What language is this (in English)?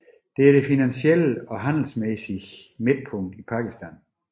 Danish